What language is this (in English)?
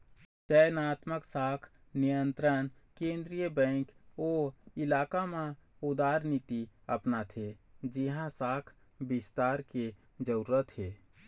Chhattisgarhi